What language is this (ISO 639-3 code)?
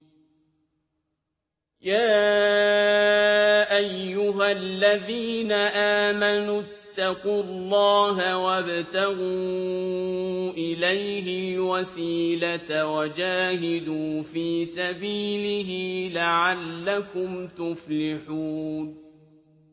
ara